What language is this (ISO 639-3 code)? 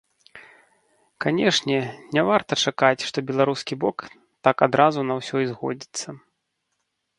bel